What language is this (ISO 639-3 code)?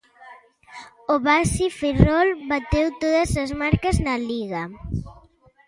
glg